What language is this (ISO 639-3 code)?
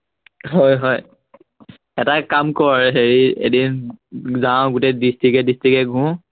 asm